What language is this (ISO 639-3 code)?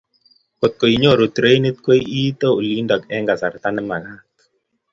kln